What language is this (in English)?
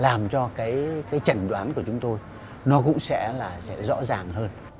Vietnamese